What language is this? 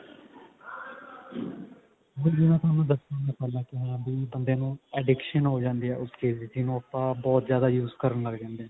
Punjabi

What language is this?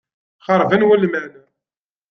Kabyle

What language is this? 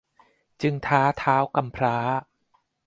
Thai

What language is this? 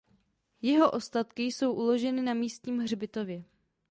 Czech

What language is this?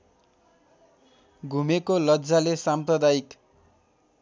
Nepali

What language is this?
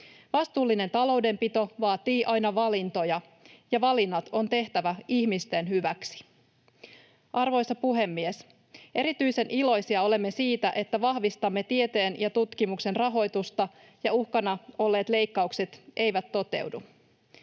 Finnish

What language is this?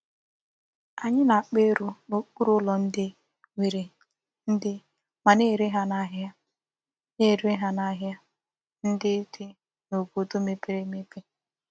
Igbo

